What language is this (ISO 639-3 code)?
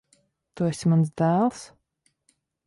lav